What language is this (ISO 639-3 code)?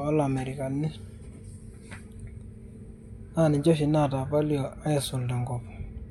mas